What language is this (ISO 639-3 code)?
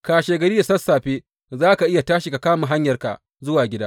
hau